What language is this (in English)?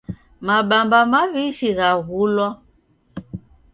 Taita